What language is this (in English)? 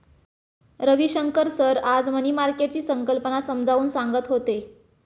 Marathi